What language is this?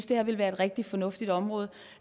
Danish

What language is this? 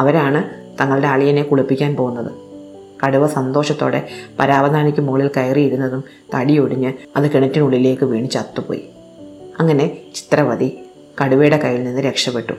Malayalam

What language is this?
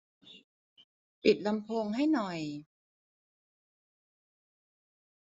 Thai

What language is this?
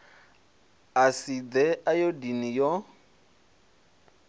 Venda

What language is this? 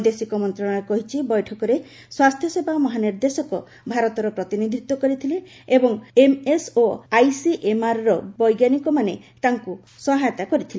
Odia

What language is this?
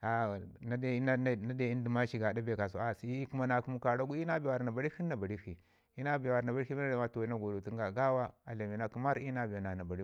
Ngizim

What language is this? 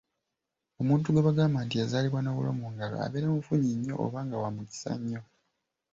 Ganda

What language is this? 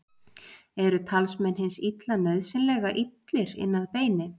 Icelandic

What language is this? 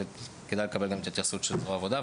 Hebrew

